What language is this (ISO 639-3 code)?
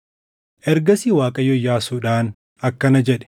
orm